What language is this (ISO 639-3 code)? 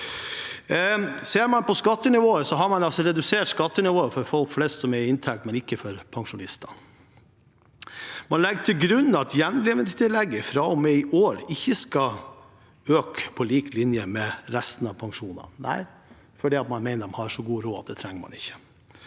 nor